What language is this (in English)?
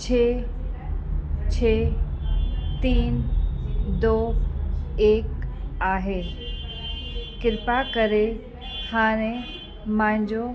Sindhi